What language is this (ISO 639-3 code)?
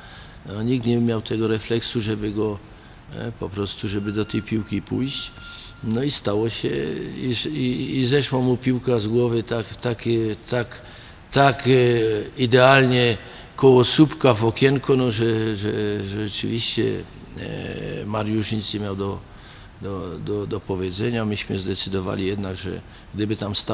pol